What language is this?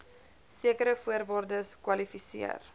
Afrikaans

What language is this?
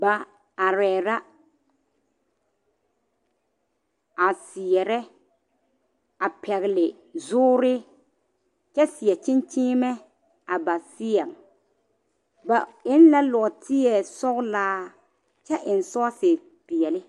Southern Dagaare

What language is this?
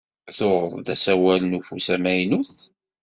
Kabyle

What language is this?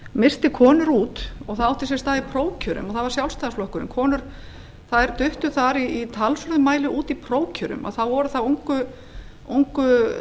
Icelandic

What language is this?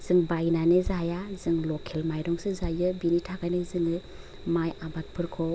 Bodo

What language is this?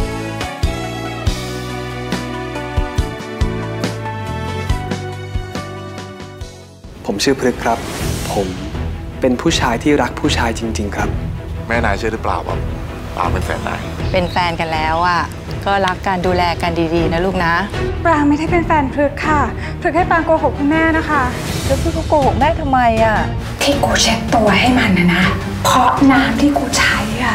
Thai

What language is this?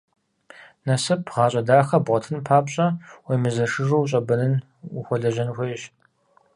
Kabardian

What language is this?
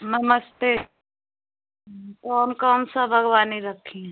Hindi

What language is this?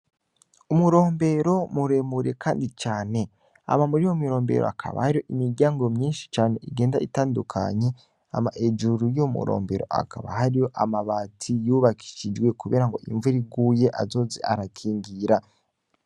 Rundi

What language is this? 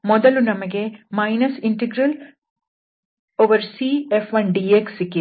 Kannada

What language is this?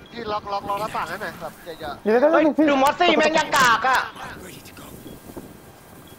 Thai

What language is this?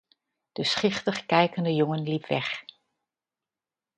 Dutch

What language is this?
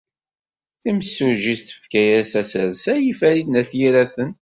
Kabyle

